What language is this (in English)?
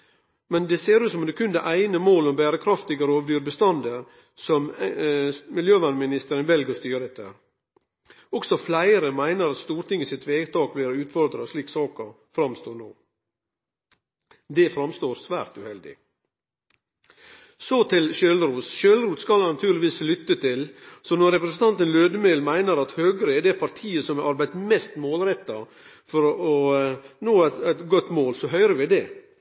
Norwegian Nynorsk